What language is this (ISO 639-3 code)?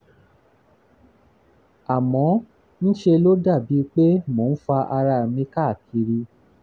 yor